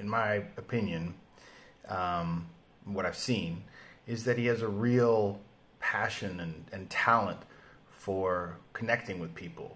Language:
English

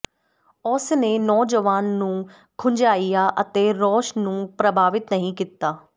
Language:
Punjabi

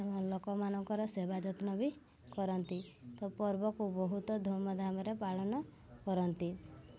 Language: Odia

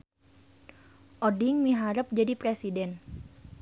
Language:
Sundanese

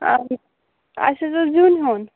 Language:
Kashmiri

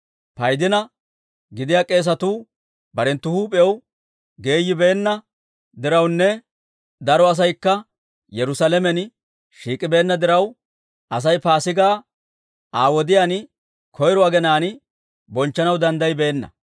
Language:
Dawro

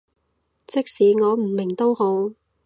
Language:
Cantonese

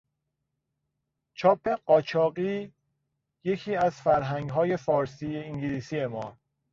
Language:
Persian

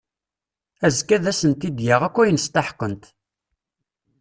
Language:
Kabyle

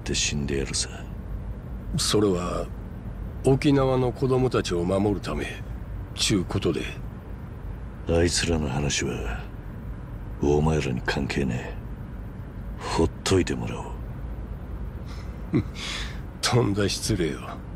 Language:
Japanese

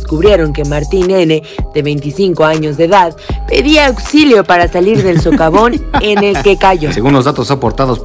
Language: Spanish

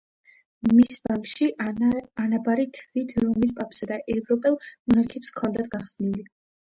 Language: Georgian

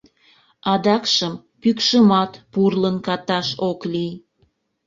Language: Mari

